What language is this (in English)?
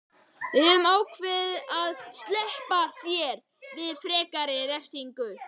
Icelandic